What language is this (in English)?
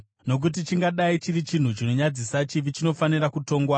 Shona